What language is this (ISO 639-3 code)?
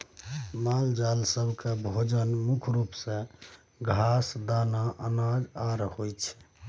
mai